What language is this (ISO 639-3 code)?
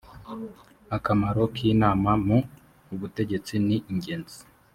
kin